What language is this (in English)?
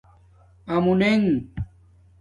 Domaaki